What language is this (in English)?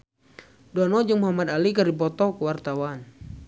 Sundanese